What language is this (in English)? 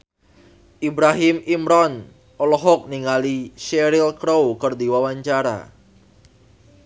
Sundanese